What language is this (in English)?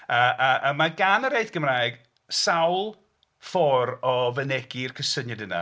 Welsh